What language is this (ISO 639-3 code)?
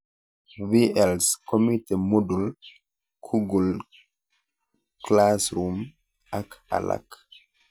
kln